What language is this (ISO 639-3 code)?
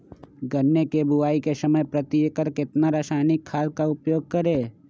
mag